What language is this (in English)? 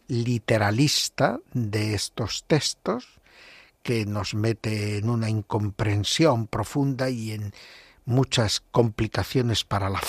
Spanish